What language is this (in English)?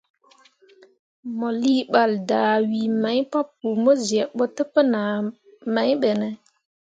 Mundang